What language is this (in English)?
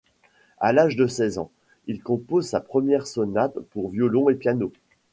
French